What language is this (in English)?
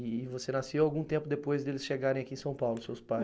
Portuguese